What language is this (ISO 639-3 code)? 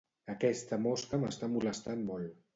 cat